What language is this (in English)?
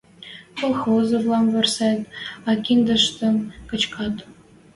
Western Mari